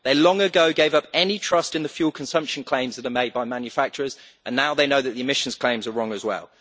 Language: English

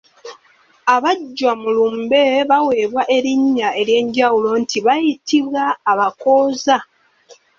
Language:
Ganda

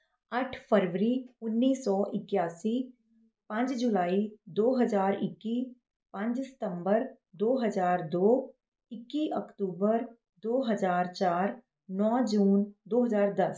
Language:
Punjabi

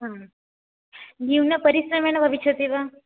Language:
Sanskrit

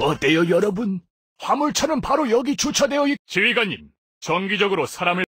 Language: Korean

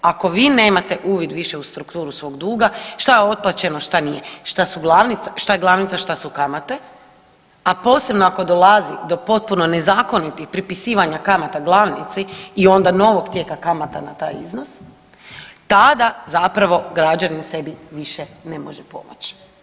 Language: Croatian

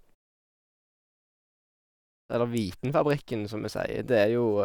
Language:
Norwegian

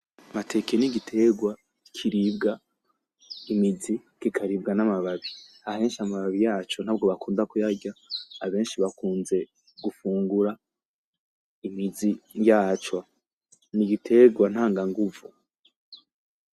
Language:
Rundi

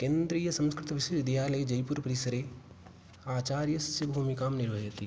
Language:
Sanskrit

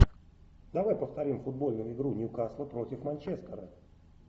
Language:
Russian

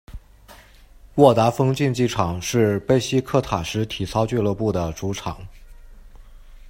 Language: Chinese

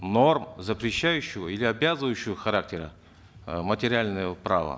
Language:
Kazakh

